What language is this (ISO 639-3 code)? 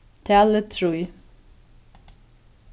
fao